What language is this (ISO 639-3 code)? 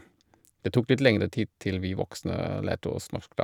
nor